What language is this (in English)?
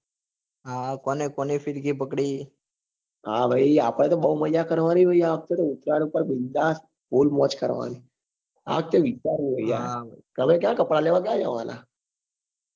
Gujarati